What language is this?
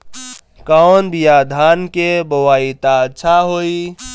Bhojpuri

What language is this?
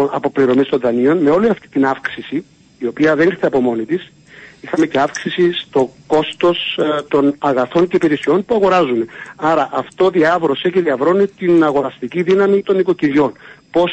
Greek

